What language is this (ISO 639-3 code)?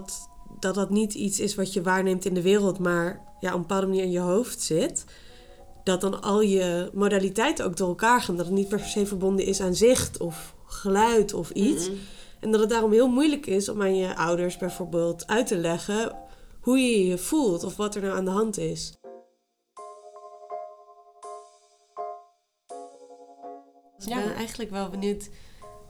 nld